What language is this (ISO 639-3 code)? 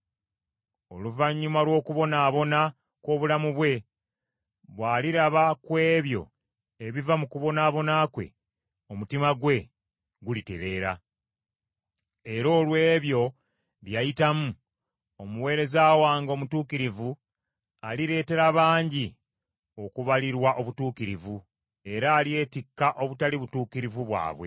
lug